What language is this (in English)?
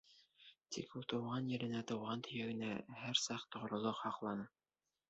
Bashkir